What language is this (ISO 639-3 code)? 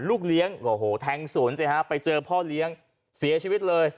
tha